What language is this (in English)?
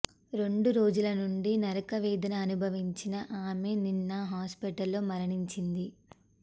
Telugu